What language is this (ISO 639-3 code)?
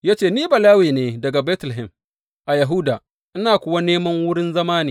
hau